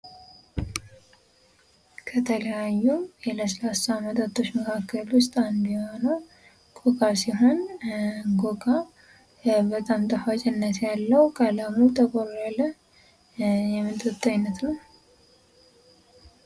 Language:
Amharic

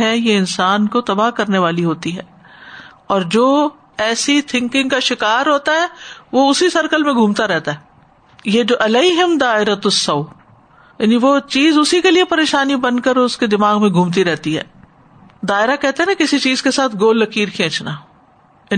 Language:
Urdu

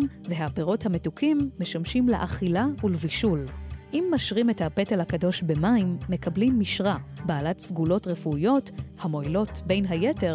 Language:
Hebrew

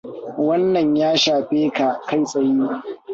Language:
Hausa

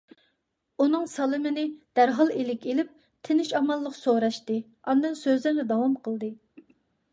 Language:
Uyghur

